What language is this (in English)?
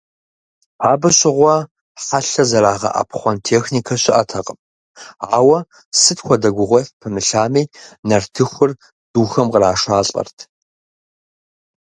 Kabardian